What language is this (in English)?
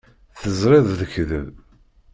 Kabyle